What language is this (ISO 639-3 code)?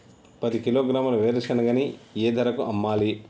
tel